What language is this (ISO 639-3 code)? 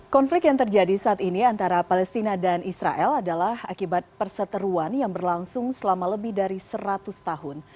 ind